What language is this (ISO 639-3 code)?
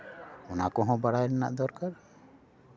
sat